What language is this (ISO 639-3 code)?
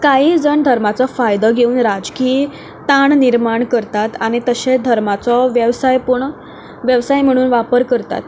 kok